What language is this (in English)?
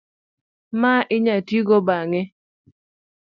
Luo (Kenya and Tanzania)